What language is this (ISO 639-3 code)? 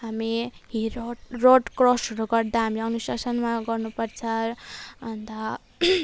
nep